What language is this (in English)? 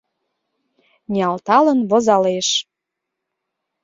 Mari